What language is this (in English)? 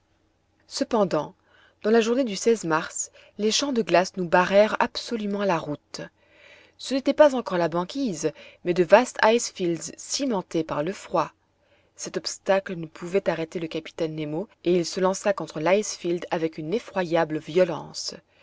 French